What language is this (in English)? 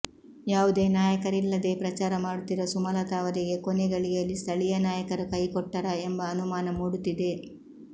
Kannada